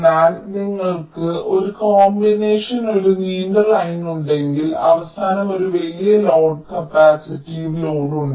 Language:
Malayalam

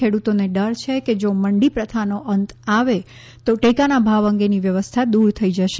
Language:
Gujarati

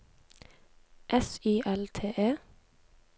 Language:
Norwegian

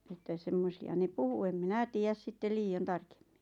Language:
Finnish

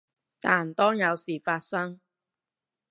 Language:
Cantonese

